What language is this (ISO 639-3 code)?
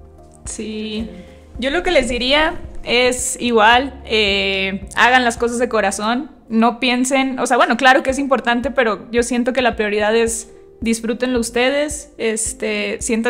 spa